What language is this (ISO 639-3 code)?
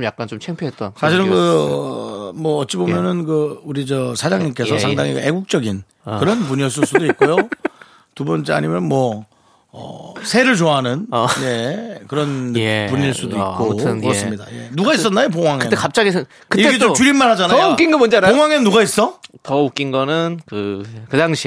kor